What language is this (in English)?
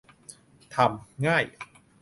Thai